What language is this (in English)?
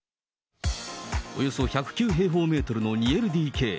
Japanese